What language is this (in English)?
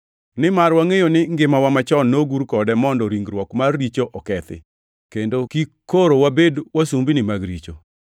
Luo (Kenya and Tanzania)